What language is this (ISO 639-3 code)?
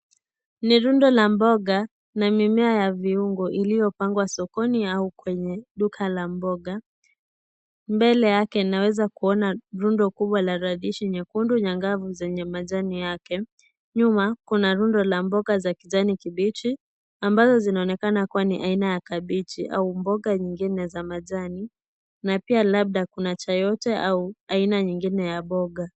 swa